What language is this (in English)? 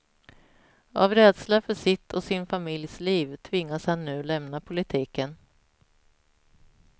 Swedish